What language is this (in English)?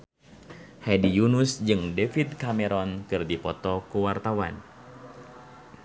Sundanese